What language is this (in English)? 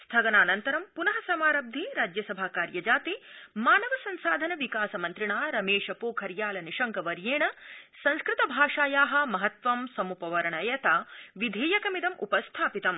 Sanskrit